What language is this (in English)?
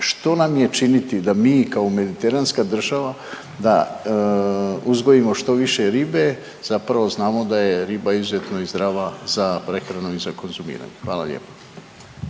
Croatian